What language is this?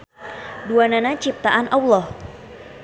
Sundanese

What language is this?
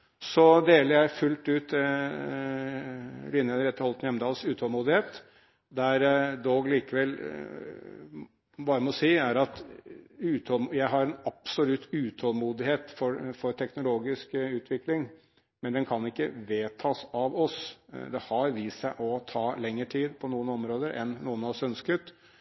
Norwegian Bokmål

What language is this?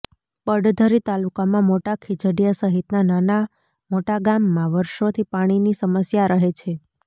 Gujarati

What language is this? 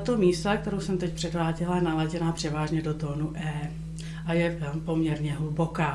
Czech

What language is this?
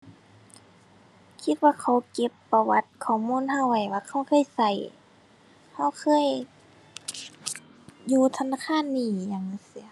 Thai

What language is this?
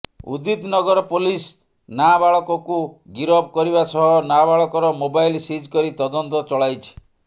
Odia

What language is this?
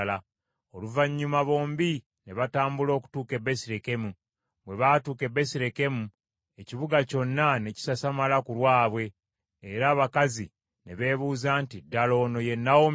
Ganda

